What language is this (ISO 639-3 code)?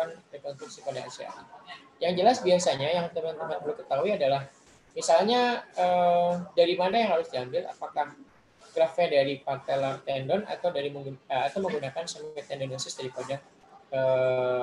ind